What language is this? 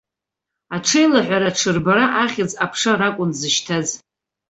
Abkhazian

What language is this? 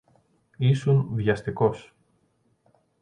Greek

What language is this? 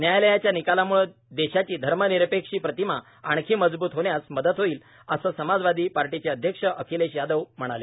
Marathi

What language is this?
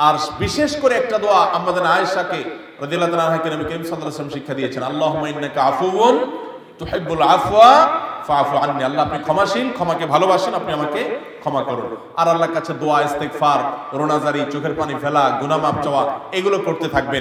Arabic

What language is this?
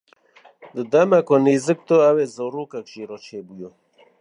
Kurdish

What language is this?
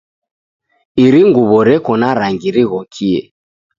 Taita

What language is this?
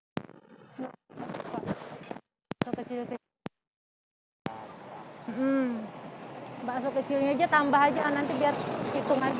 Indonesian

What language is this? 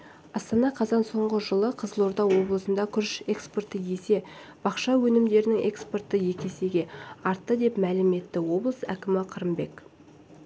Kazakh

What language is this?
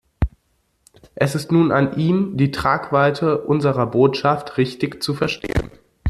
German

